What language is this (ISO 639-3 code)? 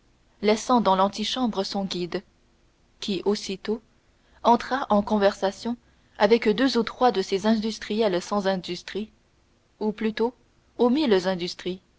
fra